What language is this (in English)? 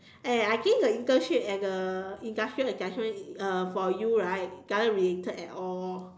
English